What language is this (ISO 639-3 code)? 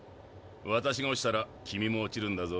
jpn